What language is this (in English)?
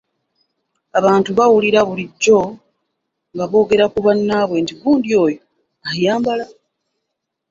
Ganda